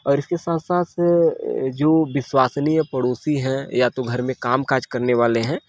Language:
Hindi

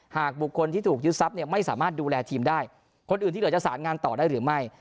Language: Thai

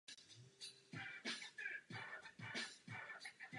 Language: Czech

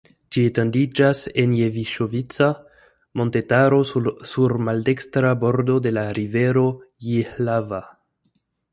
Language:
Esperanto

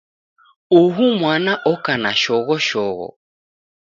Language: Taita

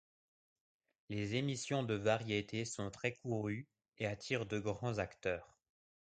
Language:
French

